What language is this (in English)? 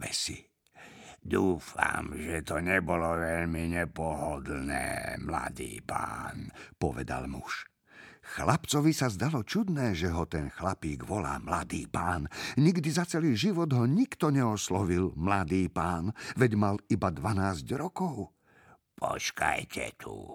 Slovak